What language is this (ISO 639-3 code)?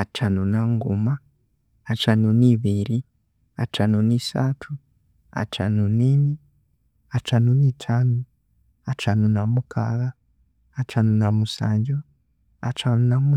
koo